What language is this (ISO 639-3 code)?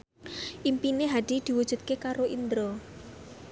jav